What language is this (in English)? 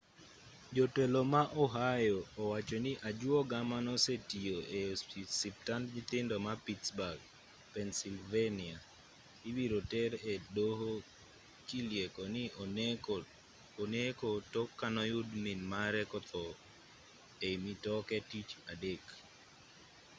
Luo (Kenya and Tanzania)